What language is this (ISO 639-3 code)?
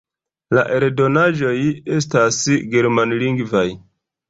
epo